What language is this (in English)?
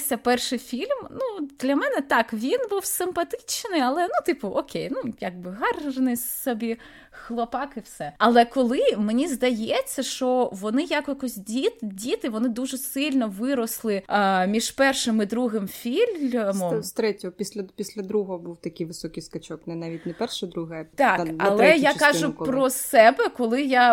Ukrainian